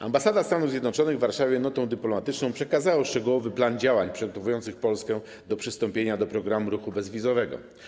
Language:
Polish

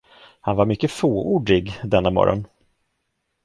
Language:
Swedish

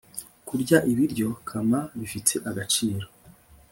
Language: Kinyarwanda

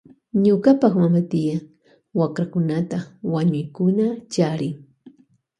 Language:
Loja Highland Quichua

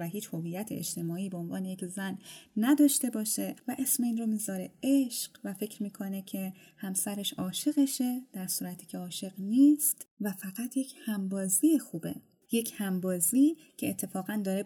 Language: Persian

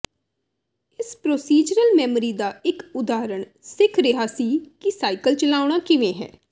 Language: Punjabi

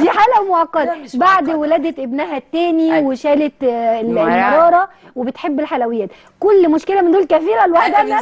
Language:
Arabic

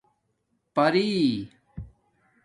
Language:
Domaaki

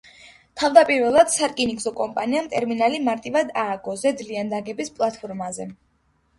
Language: Georgian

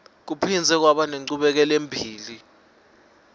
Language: Swati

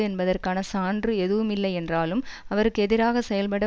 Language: Tamil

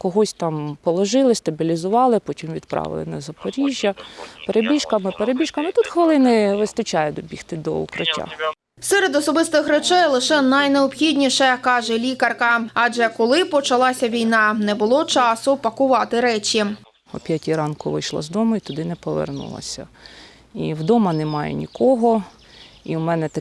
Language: Ukrainian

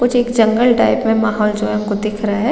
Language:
Hindi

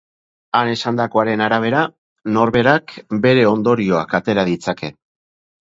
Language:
Basque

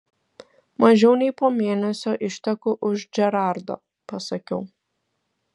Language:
Lithuanian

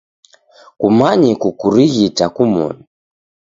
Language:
Taita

